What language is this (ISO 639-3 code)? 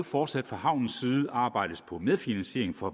dan